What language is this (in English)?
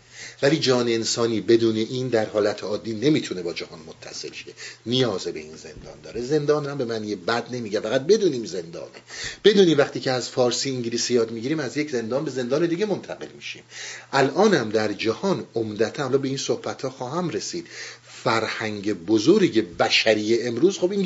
Persian